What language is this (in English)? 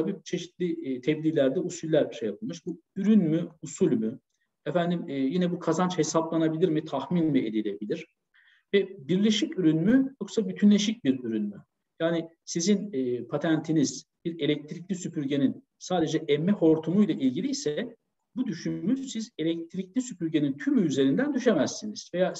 Turkish